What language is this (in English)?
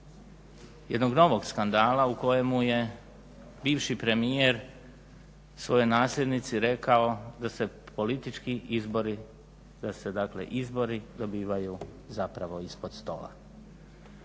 Croatian